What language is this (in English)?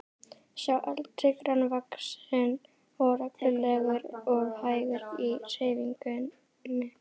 Icelandic